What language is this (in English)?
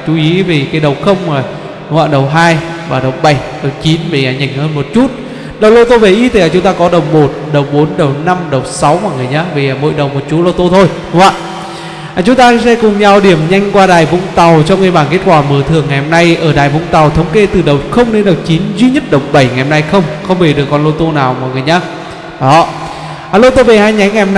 Vietnamese